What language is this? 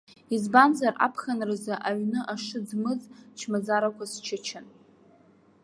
Abkhazian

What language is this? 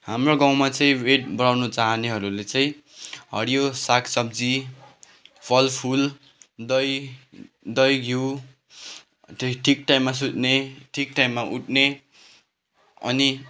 Nepali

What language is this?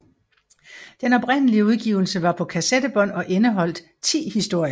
Danish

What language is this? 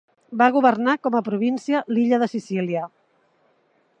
Catalan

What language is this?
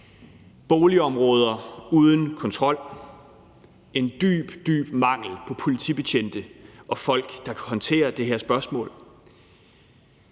Danish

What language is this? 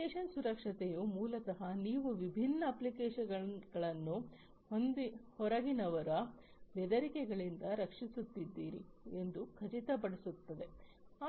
Kannada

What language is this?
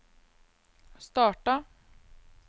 Norwegian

